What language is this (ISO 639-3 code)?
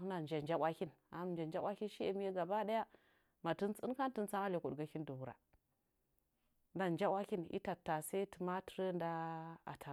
nja